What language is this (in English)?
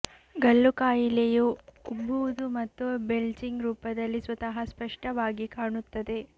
Kannada